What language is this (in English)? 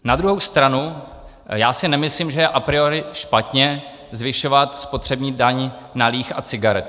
Czech